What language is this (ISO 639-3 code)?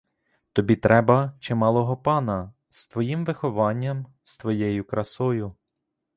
ukr